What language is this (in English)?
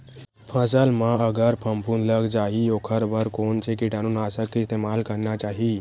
Chhattisgarhi